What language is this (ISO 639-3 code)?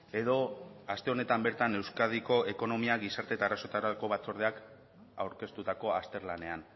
eus